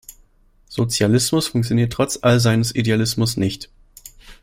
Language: German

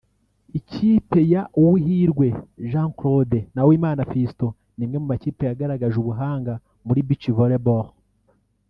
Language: Kinyarwanda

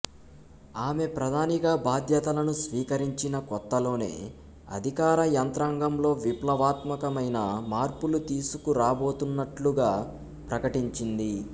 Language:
Telugu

